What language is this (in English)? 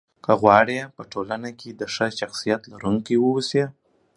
Pashto